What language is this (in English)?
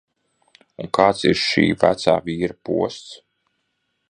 Latvian